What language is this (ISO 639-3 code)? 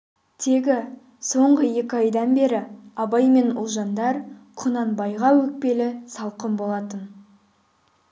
kaz